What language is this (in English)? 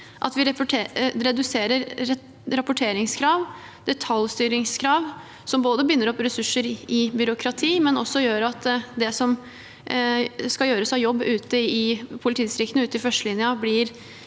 Norwegian